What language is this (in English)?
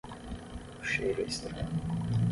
Portuguese